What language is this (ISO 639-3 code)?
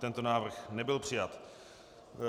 ces